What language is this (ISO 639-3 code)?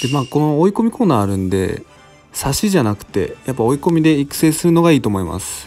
jpn